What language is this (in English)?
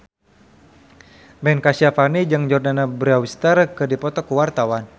Sundanese